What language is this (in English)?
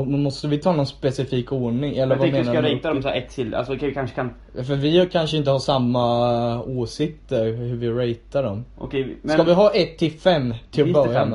Swedish